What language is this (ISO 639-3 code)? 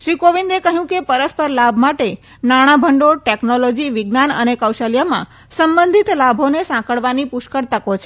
guj